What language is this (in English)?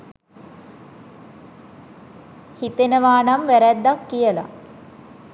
Sinhala